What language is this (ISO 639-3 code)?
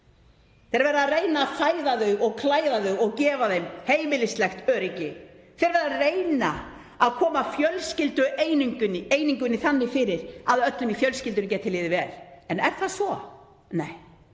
isl